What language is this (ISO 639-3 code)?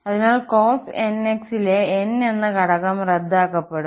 mal